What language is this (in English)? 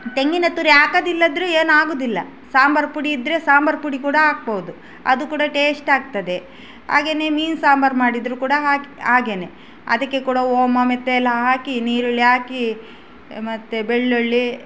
Kannada